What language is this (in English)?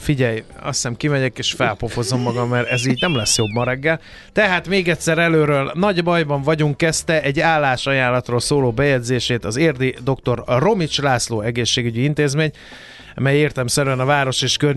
Hungarian